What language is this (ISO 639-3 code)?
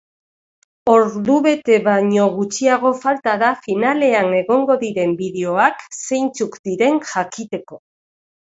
eus